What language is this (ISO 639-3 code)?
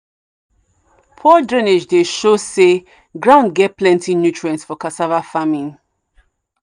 pcm